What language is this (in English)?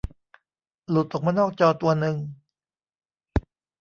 Thai